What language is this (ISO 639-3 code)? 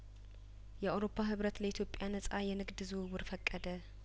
amh